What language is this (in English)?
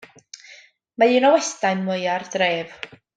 Welsh